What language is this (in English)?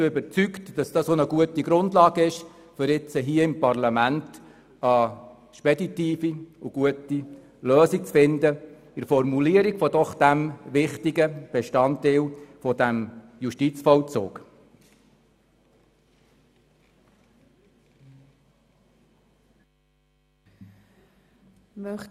Swiss German